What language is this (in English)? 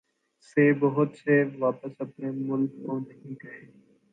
Urdu